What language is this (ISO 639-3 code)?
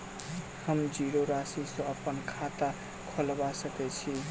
mai